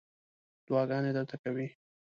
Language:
Pashto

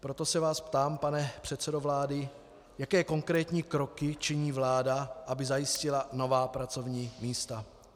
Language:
Czech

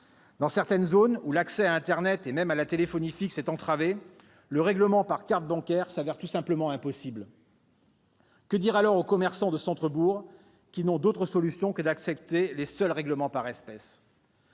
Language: French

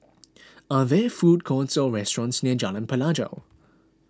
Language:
English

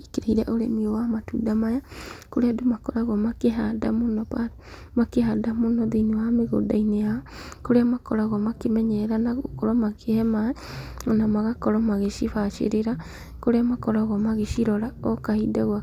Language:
Kikuyu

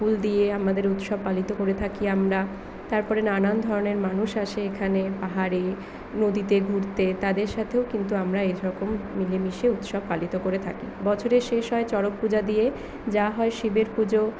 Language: Bangla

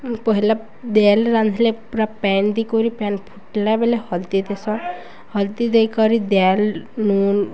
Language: Odia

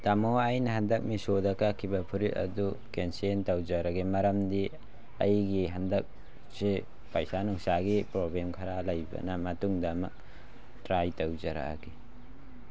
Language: Manipuri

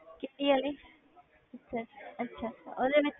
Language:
Punjabi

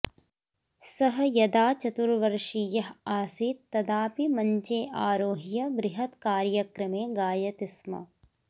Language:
Sanskrit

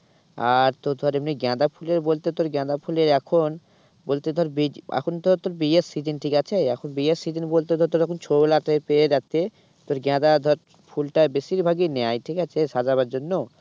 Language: Bangla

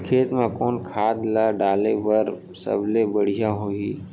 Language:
Chhattisgarhi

